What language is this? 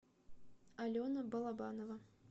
Russian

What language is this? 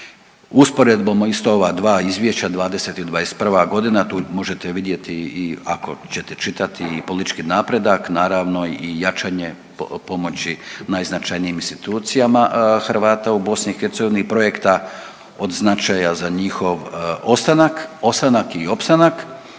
Croatian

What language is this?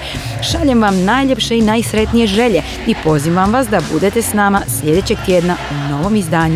Croatian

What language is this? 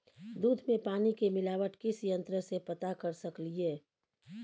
Maithili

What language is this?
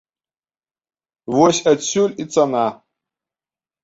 Belarusian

